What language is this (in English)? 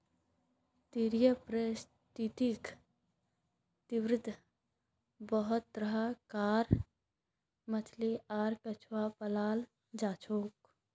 Magahi